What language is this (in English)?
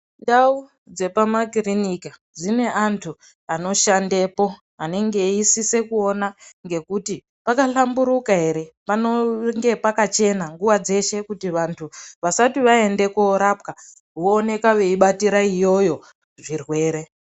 Ndau